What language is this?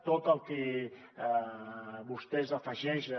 Catalan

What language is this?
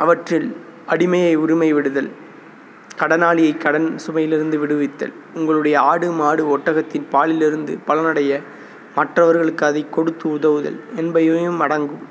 Tamil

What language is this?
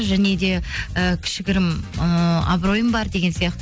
Kazakh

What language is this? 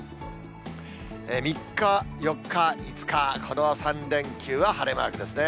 Japanese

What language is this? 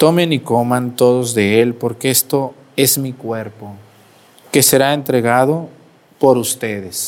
Spanish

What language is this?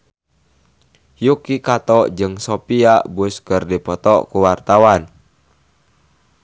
Sundanese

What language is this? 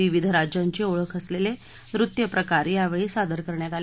Marathi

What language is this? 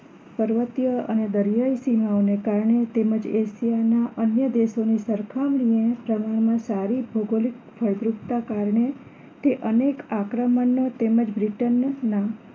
Gujarati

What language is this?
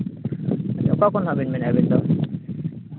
Santali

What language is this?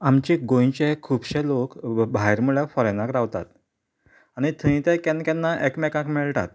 Konkani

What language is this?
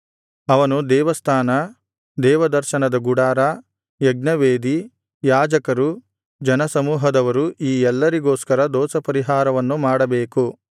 Kannada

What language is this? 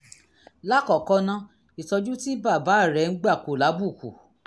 Yoruba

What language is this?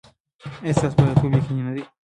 Pashto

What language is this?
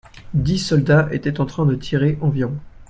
French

